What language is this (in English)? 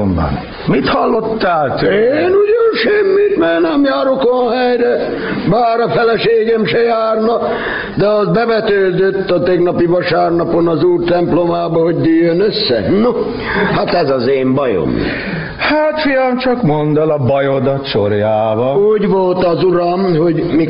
Hungarian